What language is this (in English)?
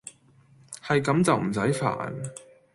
Cantonese